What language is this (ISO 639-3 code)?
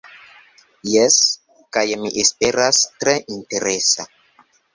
epo